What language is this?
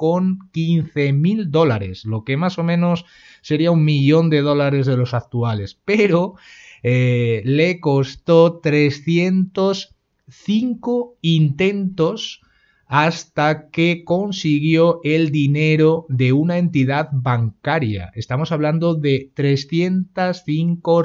Spanish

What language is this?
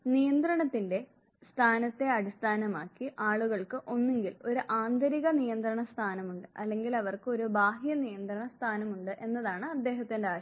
Malayalam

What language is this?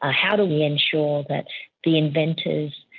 English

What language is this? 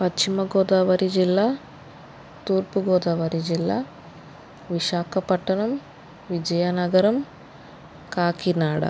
Telugu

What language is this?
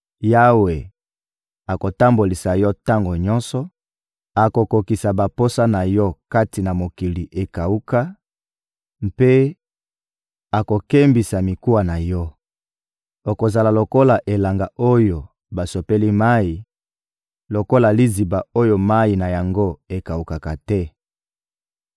Lingala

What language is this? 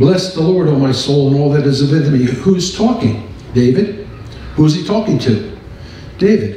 English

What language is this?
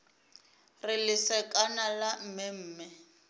Northern Sotho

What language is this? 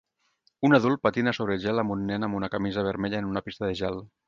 Catalan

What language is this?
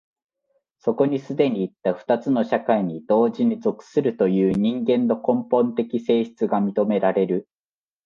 Japanese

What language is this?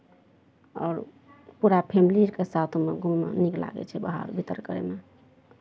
Maithili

